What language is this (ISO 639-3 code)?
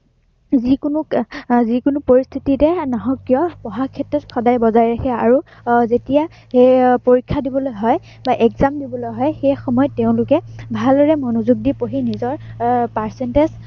asm